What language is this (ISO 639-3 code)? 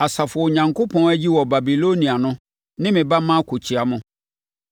aka